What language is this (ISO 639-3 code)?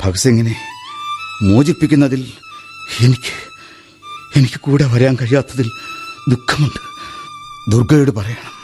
mal